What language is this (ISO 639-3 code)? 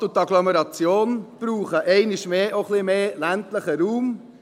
gsw